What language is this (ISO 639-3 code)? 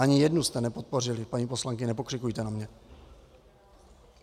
ces